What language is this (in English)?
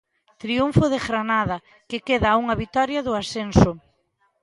Galician